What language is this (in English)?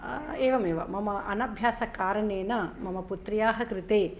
Sanskrit